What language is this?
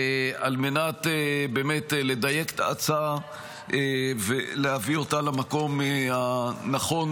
Hebrew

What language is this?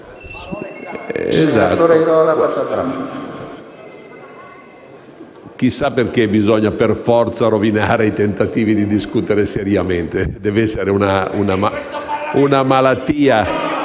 Italian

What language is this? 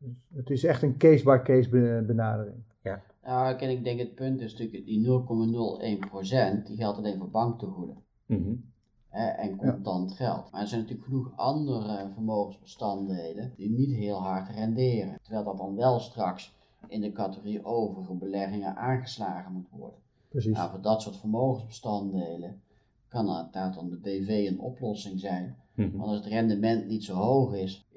Dutch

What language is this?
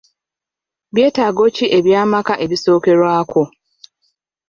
Ganda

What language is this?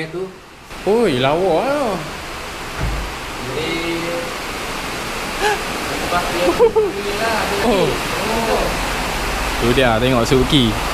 Malay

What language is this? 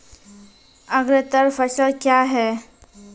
Maithili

